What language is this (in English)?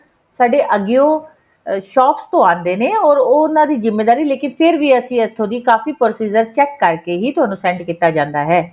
Punjabi